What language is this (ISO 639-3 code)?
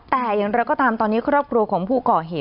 tha